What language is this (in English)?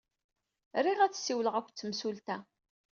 Kabyle